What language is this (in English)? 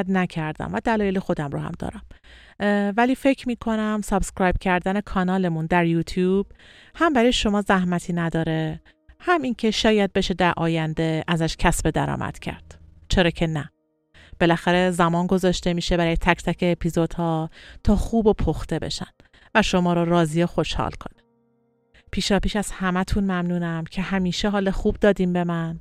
Persian